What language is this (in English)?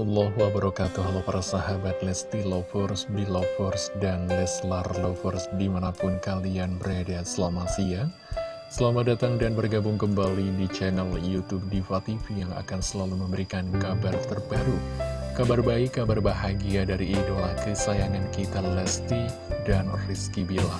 Indonesian